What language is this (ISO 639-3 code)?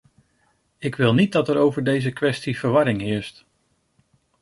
nld